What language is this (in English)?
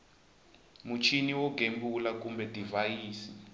Tsonga